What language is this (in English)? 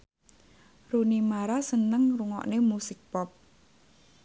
Javanese